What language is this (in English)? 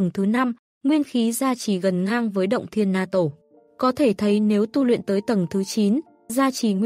Vietnamese